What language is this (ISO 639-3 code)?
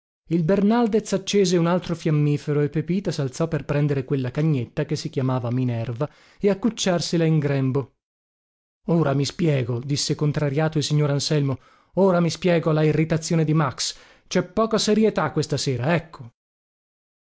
ita